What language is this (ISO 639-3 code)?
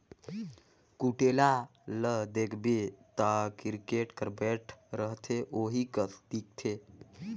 hne